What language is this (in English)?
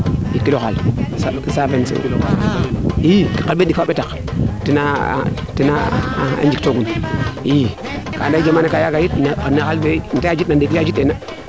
Serer